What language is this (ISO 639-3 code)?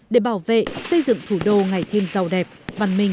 vie